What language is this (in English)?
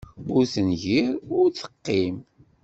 Kabyle